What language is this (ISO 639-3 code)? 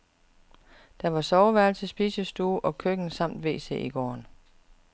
dan